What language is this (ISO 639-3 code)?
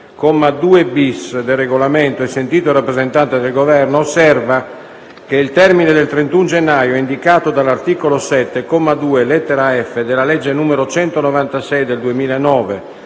ita